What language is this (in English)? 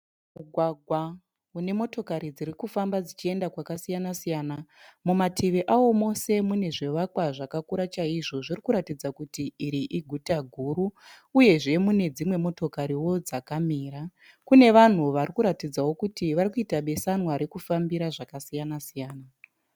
Shona